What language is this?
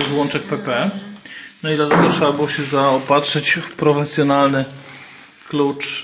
Polish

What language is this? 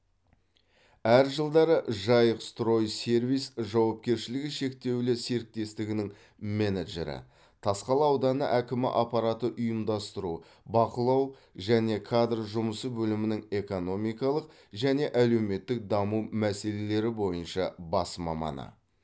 Kazakh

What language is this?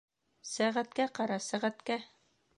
Bashkir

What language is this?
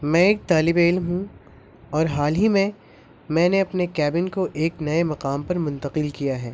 Urdu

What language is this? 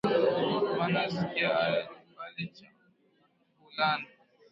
Swahili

